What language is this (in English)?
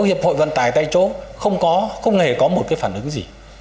Vietnamese